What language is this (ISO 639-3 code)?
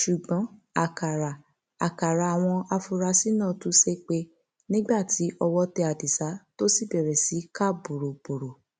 yor